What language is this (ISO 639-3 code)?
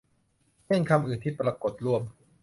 tha